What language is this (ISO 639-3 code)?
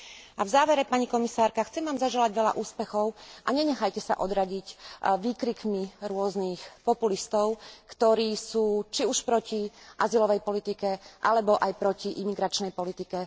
slk